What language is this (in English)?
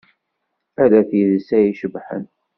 Kabyle